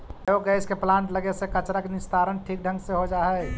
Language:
Magahi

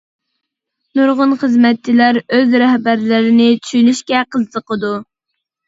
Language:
Uyghur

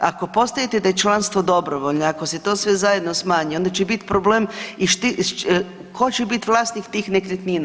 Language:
Croatian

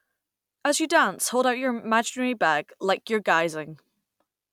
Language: English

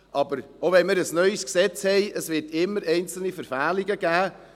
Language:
Swiss German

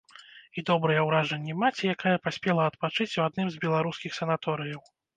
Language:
Belarusian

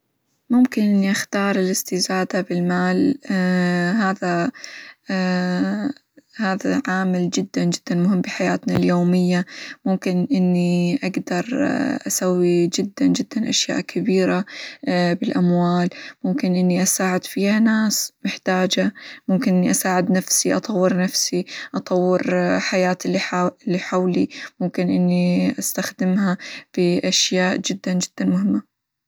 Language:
Hijazi Arabic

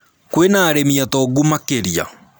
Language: Kikuyu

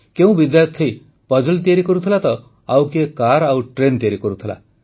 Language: Odia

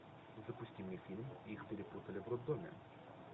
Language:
Russian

